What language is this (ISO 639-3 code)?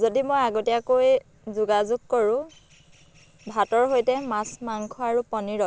asm